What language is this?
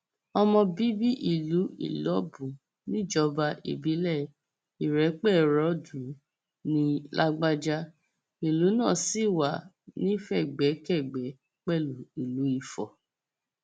Yoruba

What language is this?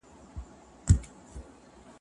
Pashto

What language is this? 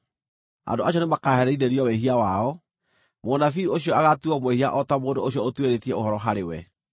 Kikuyu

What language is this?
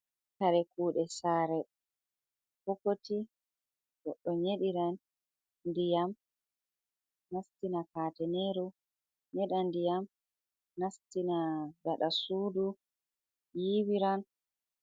Fula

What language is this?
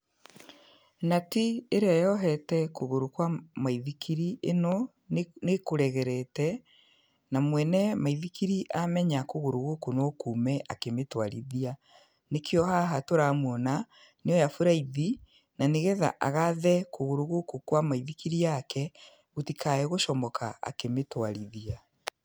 Kikuyu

